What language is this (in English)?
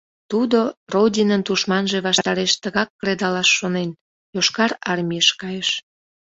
Mari